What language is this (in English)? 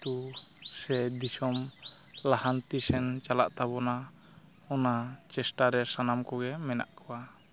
Santali